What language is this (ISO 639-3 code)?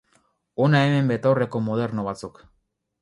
eus